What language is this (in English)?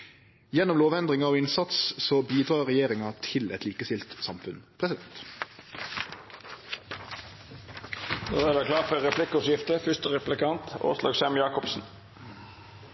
Norwegian Nynorsk